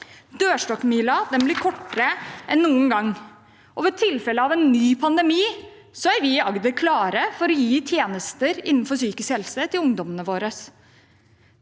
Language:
Norwegian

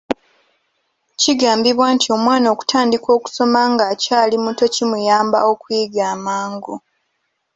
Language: Ganda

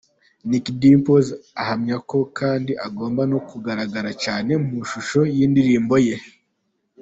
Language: Kinyarwanda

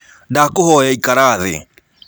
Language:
Kikuyu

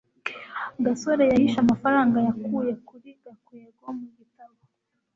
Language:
Kinyarwanda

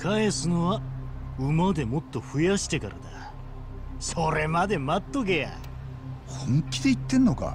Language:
Japanese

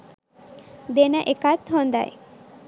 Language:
Sinhala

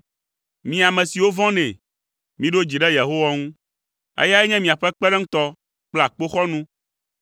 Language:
Ewe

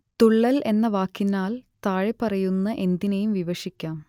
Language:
Malayalam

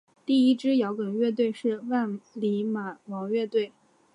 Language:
Chinese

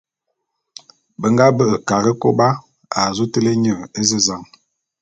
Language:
Bulu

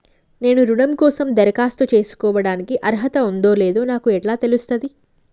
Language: Telugu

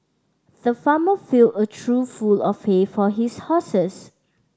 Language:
English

